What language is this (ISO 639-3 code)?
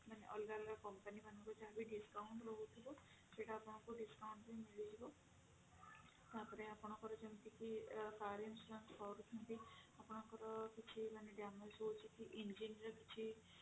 ori